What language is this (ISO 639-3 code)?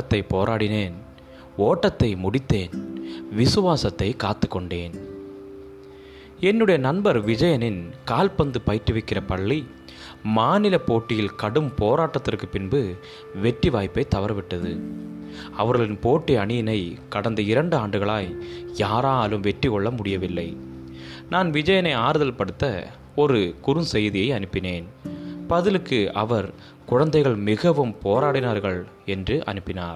tam